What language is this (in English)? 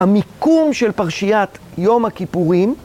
Hebrew